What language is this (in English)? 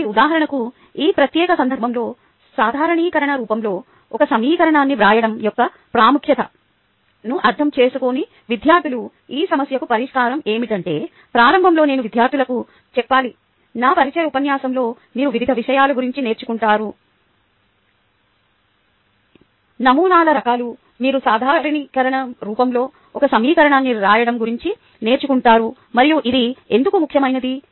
Telugu